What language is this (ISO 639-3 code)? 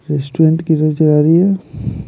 hin